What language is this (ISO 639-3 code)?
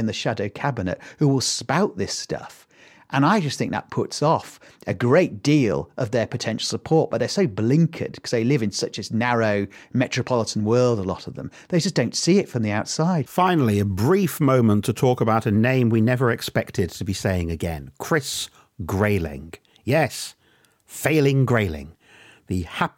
eng